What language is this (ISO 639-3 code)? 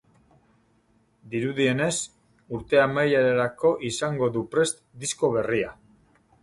eus